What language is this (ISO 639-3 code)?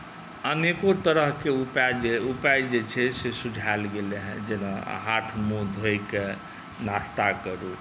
mai